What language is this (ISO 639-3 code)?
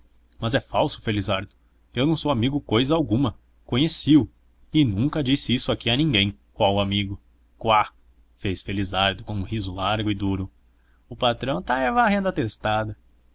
por